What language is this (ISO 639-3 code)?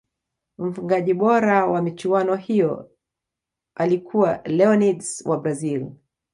swa